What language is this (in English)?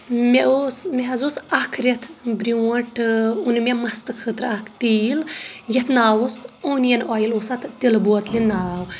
Kashmiri